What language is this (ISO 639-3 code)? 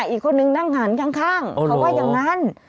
tha